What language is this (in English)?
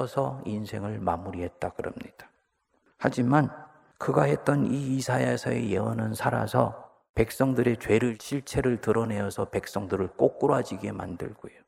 Korean